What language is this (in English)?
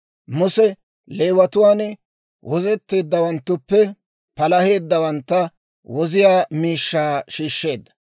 Dawro